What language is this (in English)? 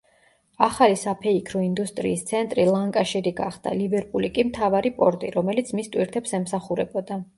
Georgian